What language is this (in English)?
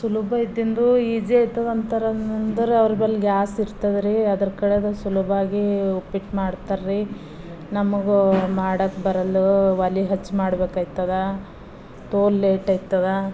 Kannada